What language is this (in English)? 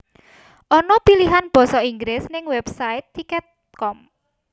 Javanese